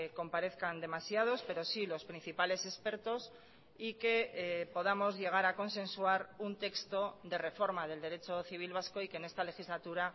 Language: Spanish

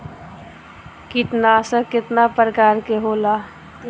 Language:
Bhojpuri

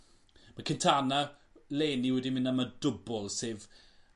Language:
Welsh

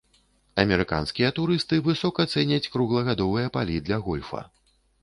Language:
Belarusian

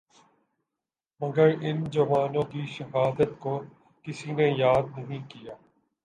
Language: Urdu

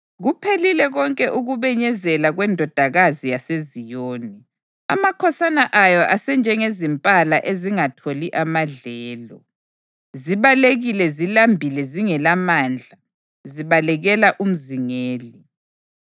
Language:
North Ndebele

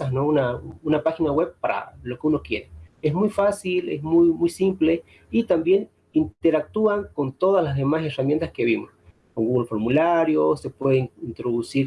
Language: Spanish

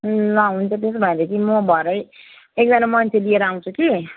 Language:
Nepali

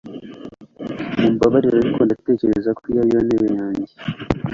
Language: Kinyarwanda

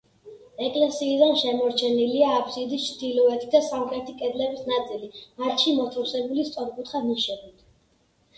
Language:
Georgian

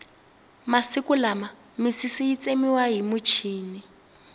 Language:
Tsonga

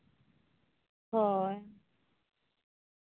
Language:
Santali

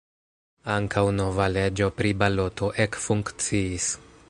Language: Esperanto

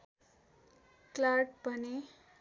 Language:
Nepali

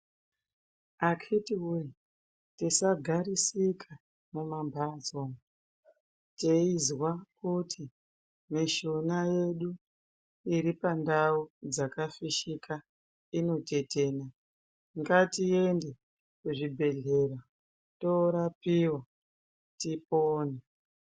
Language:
Ndau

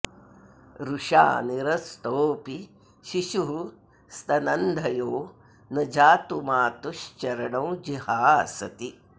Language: Sanskrit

